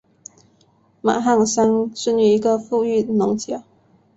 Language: Chinese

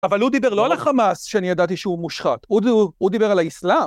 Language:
Hebrew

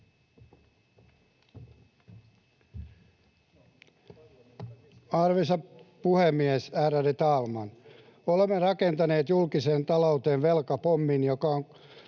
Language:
Finnish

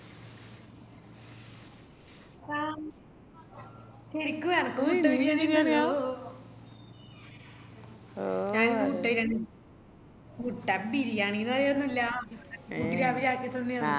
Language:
Malayalam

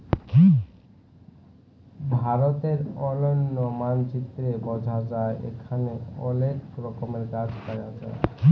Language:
Bangla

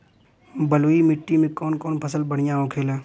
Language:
Bhojpuri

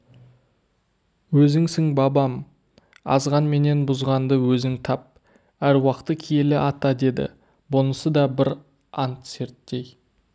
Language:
Kazakh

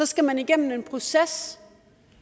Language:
Danish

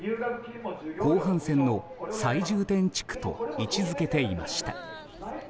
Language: Japanese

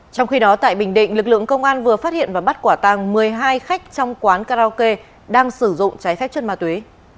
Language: Vietnamese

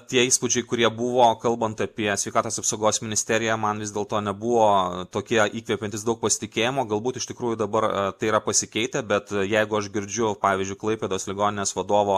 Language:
Lithuanian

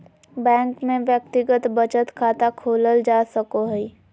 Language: Magahi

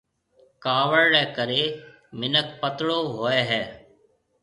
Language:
Marwari (Pakistan)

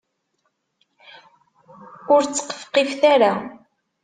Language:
Kabyle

